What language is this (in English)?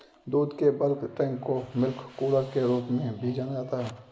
Hindi